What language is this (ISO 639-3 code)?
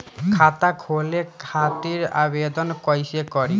bho